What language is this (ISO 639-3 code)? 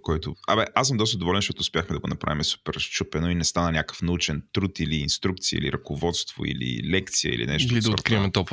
bul